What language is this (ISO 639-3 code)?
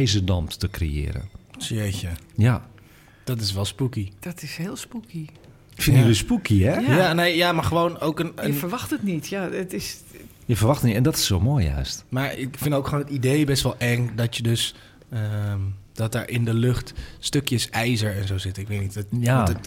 nld